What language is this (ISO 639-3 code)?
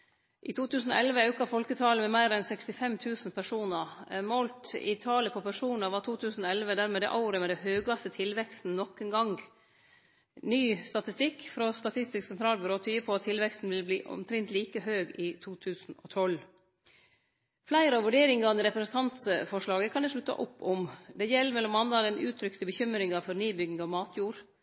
nno